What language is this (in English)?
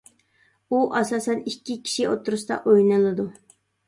Uyghur